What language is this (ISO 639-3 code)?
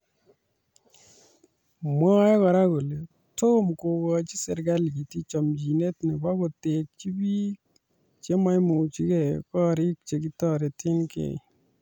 kln